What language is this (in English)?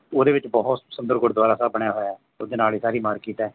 Punjabi